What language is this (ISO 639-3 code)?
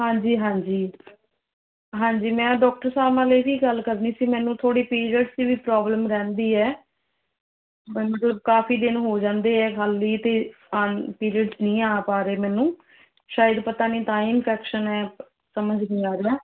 pan